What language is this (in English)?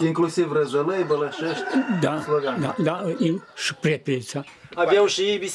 Romanian